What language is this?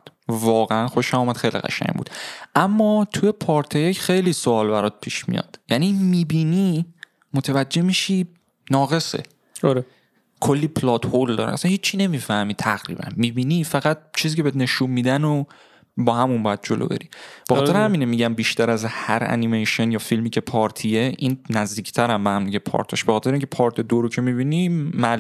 Persian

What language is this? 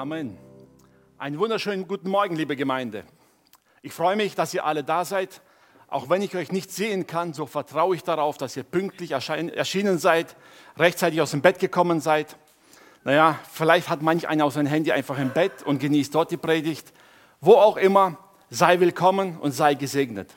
German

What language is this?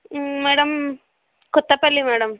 Telugu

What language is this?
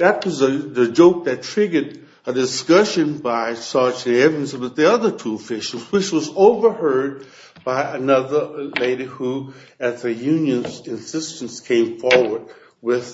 English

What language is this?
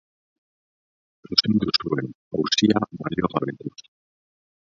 Basque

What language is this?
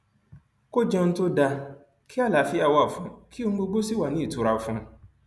Yoruba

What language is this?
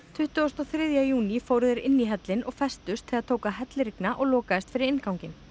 Icelandic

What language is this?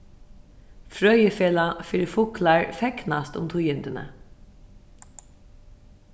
Faroese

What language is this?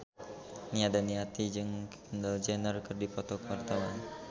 Sundanese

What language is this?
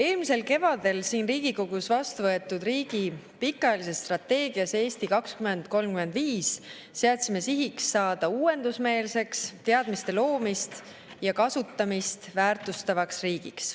Estonian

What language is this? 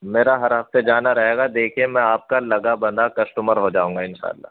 Urdu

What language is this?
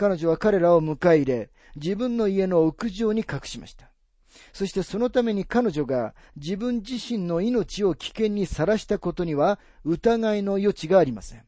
Japanese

